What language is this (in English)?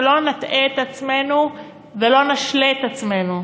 Hebrew